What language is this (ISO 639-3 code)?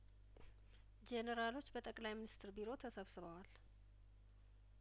amh